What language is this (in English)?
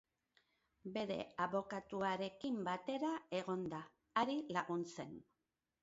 Basque